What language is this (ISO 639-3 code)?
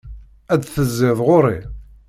kab